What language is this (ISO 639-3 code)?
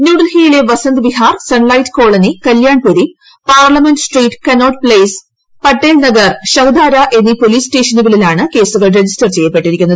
mal